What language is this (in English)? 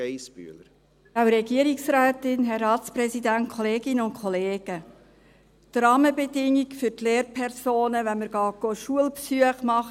Swiss German